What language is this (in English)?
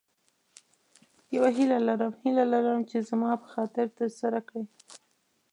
Pashto